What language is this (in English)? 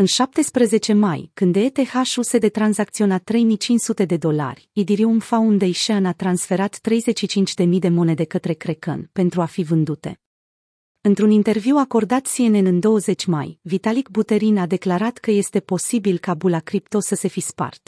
Romanian